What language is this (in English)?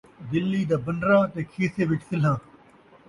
Saraiki